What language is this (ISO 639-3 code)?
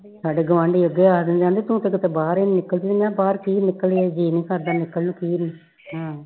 pan